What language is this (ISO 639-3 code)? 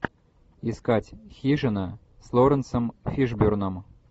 rus